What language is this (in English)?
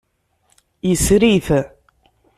Kabyle